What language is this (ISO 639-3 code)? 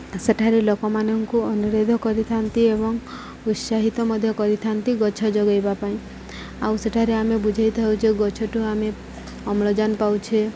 ori